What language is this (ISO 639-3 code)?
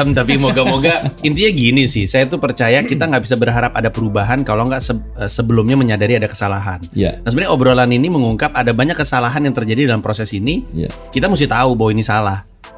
ind